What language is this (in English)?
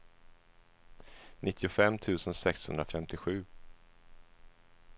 Swedish